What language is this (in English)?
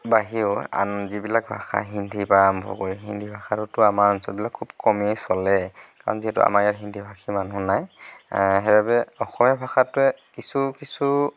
Assamese